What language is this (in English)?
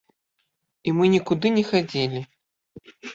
Belarusian